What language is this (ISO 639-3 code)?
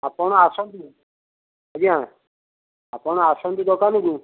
ori